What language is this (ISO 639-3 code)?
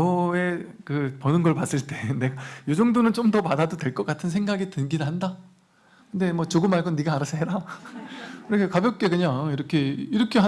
kor